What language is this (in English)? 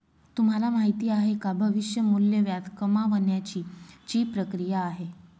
Marathi